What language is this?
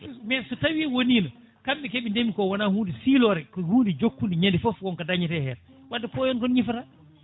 Fula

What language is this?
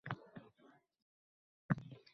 Uzbek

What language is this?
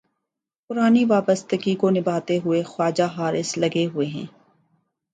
Urdu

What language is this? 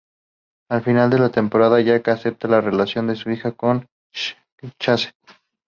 Spanish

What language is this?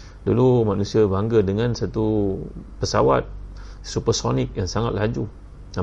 Malay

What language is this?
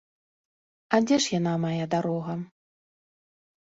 Belarusian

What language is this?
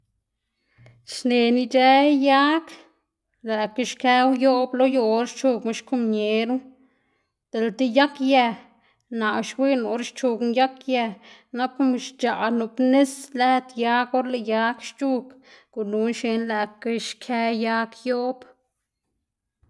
Xanaguía Zapotec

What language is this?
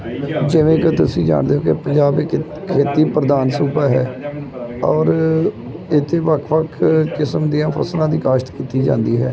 Punjabi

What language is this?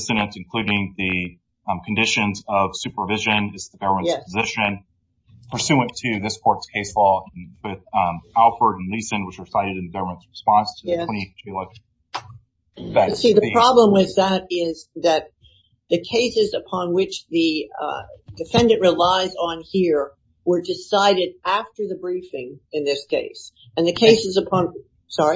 English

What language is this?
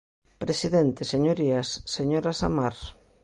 Galician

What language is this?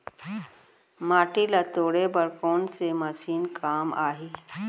Chhattisgarhi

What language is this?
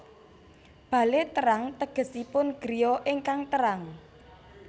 Javanese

